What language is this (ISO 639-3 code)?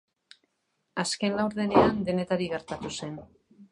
eus